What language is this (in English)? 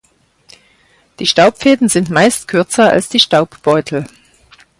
German